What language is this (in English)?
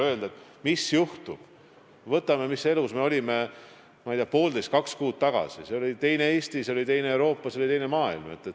Estonian